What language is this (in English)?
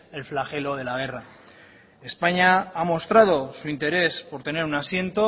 Spanish